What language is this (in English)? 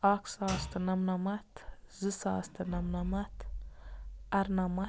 Kashmiri